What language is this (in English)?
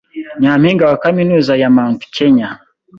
Kinyarwanda